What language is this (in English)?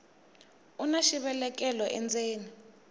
Tsonga